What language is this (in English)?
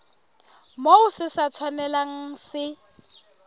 Southern Sotho